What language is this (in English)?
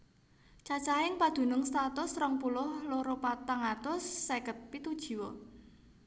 Javanese